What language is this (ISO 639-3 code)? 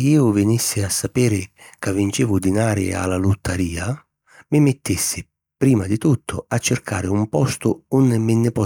scn